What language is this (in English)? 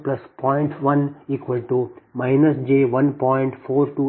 Kannada